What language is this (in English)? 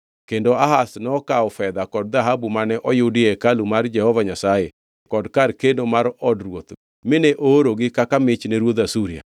Luo (Kenya and Tanzania)